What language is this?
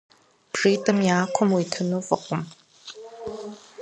Kabardian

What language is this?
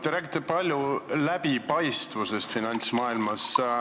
Estonian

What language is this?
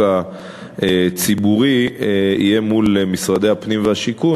Hebrew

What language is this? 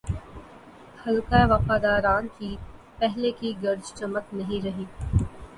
Urdu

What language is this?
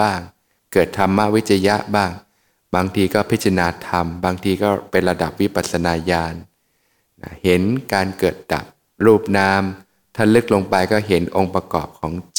Thai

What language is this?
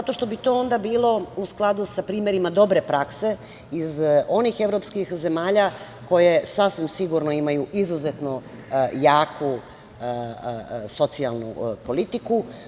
Serbian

